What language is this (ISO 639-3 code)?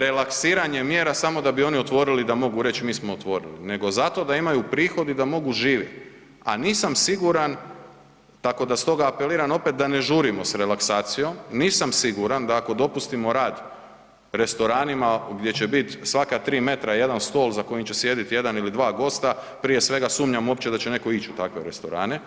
hrv